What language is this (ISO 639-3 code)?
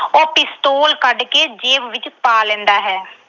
pan